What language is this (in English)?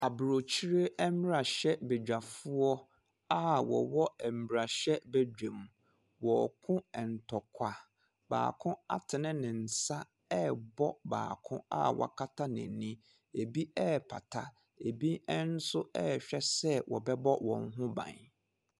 Akan